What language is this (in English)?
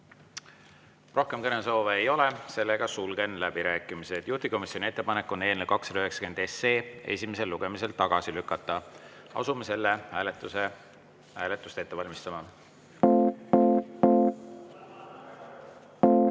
Estonian